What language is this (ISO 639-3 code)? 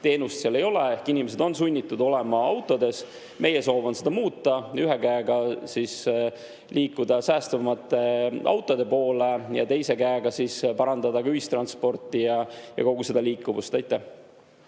est